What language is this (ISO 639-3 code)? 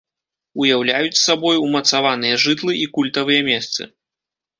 bel